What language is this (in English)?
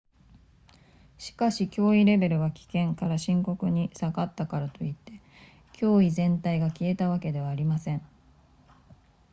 Japanese